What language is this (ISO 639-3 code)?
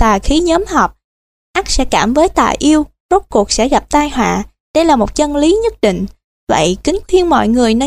vie